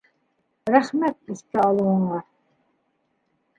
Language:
Bashkir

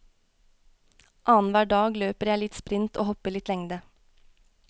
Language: Norwegian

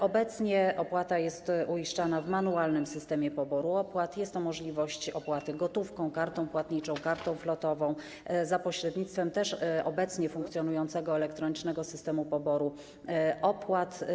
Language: Polish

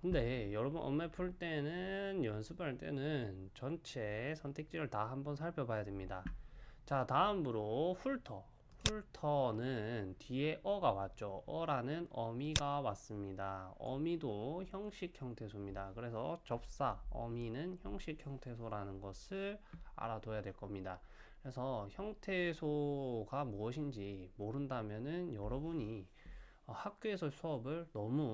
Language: Korean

